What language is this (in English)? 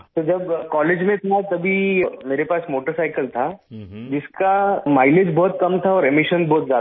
Urdu